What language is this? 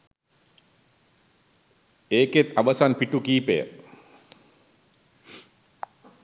Sinhala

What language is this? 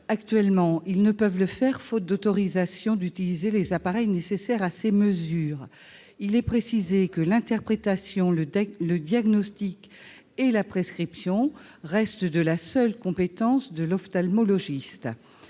French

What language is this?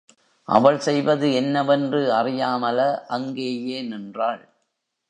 Tamil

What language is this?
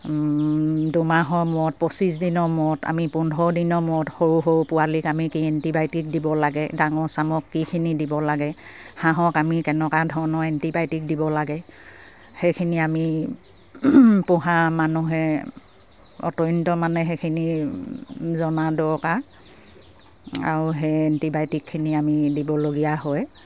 Assamese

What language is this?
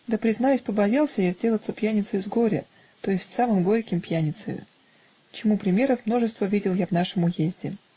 Russian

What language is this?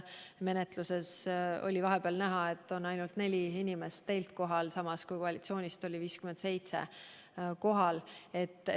Estonian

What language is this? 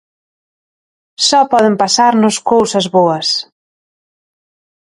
Galician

